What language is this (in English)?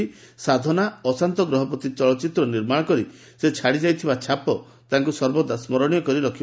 Odia